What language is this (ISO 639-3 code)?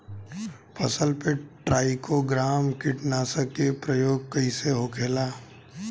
bho